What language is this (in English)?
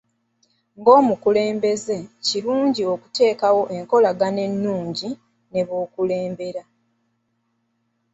Ganda